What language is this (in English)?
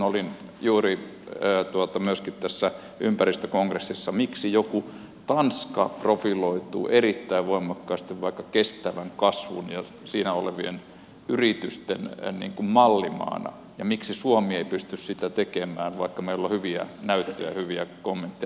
Finnish